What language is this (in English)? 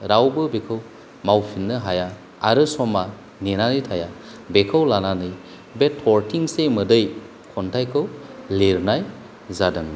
Bodo